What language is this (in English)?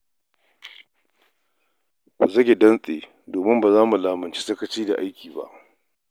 Hausa